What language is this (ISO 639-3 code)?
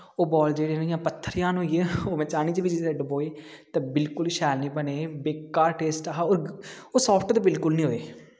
doi